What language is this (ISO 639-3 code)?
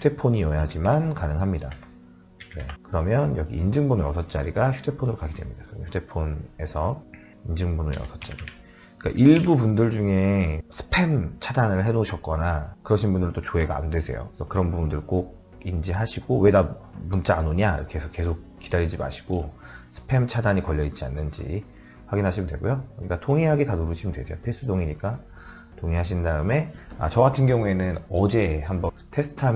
kor